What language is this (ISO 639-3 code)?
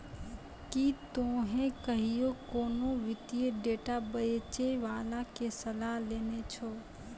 mai